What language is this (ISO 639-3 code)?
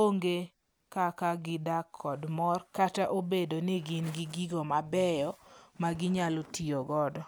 luo